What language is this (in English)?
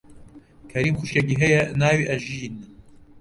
Central Kurdish